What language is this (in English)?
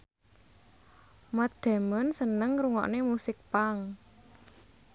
Javanese